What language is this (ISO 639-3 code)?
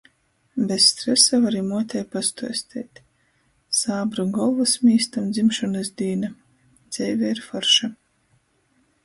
ltg